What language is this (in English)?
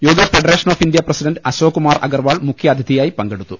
Malayalam